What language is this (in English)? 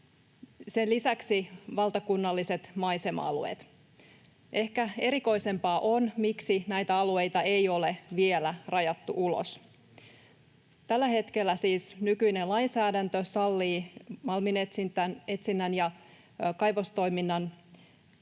Finnish